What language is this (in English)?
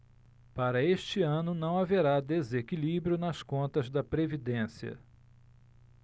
Portuguese